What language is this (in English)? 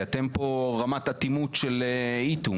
Hebrew